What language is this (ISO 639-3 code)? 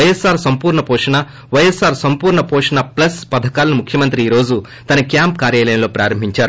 tel